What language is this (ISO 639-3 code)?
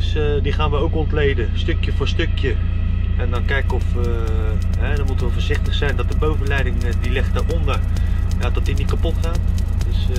nld